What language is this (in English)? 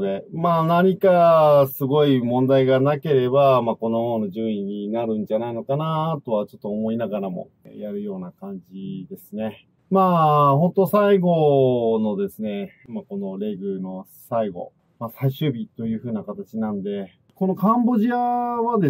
Japanese